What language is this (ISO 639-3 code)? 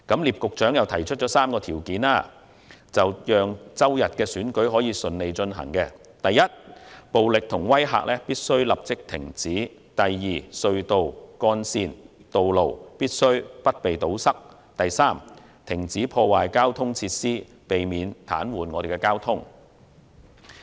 yue